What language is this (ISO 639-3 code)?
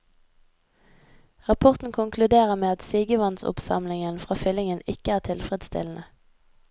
nor